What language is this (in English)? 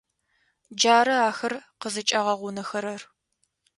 Adyghe